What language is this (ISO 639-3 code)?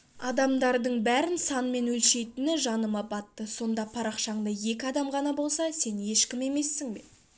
kaz